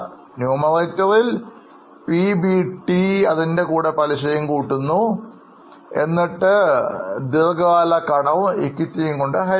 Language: Malayalam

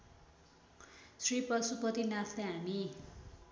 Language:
Nepali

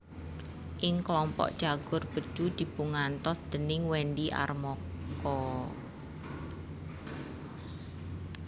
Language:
Javanese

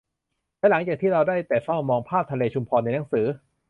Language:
Thai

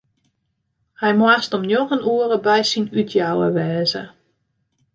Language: Western Frisian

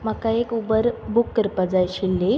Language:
Konkani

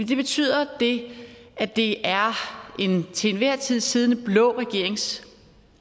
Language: Danish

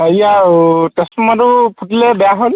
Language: Assamese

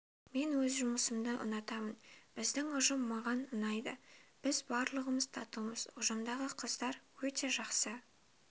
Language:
Kazakh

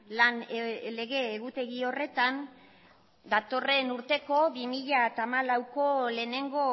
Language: Basque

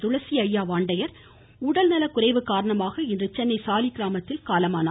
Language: Tamil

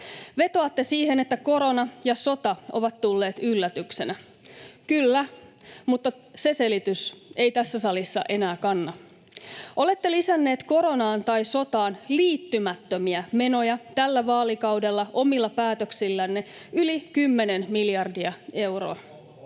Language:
Finnish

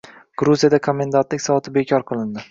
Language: Uzbek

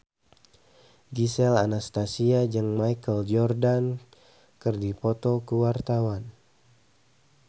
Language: Sundanese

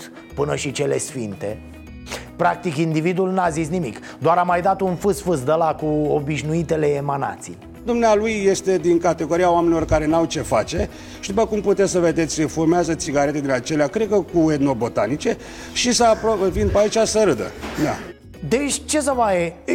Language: Romanian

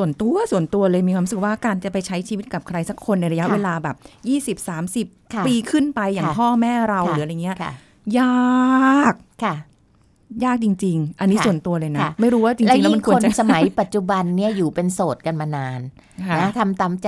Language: Thai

